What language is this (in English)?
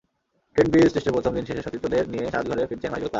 Bangla